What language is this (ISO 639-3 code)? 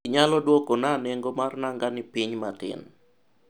luo